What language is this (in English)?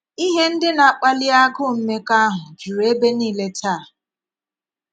Igbo